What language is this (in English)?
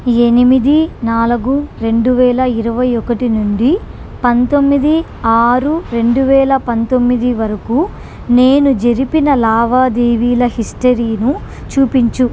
Telugu